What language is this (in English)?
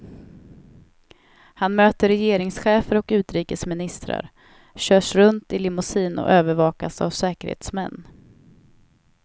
Swedish